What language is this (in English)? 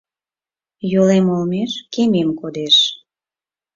Mari